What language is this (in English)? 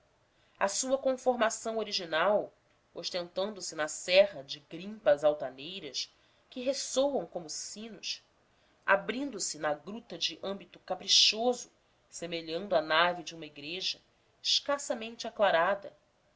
Portuguese